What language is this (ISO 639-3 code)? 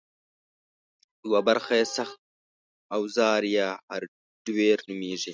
pus